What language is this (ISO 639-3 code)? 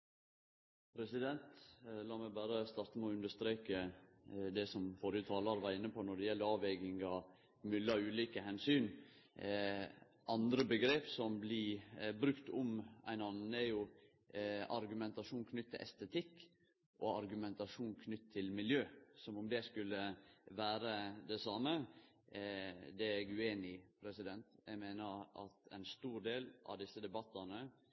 nno